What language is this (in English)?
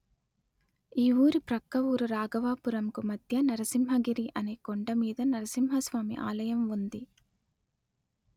Telugu